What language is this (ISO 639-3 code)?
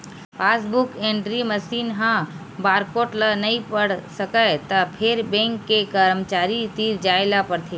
hne